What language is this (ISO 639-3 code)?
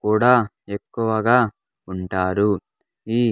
tel